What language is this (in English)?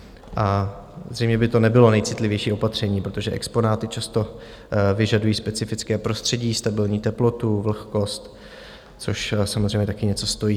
Czech